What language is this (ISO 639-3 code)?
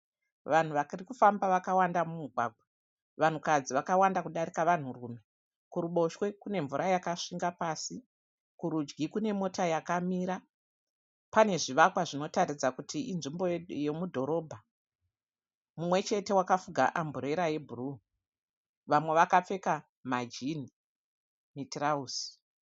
sna